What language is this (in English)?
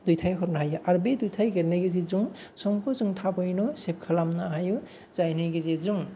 Bodo